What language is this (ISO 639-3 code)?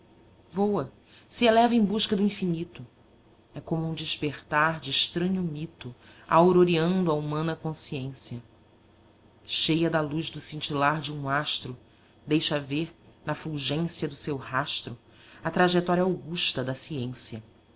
por